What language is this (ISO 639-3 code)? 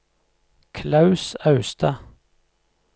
nor